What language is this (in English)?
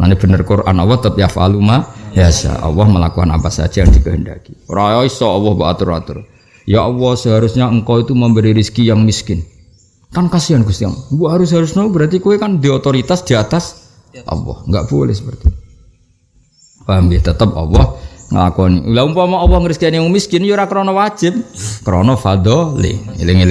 Indonesian